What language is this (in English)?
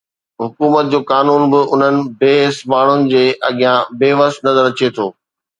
Sindhi